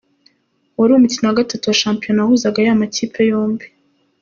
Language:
Kinyarwanda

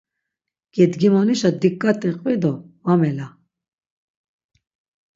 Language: Laz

